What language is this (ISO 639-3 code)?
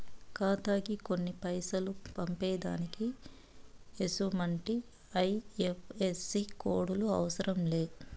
tel